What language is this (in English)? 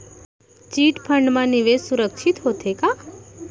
Chhattisgarhi